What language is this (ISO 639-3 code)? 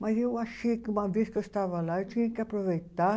por